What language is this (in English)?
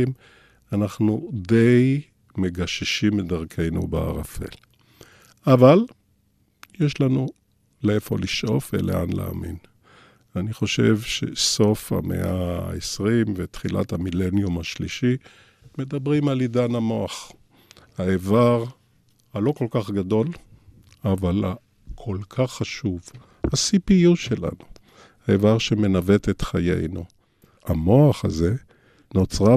Hebrew